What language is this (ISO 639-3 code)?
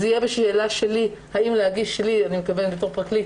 heb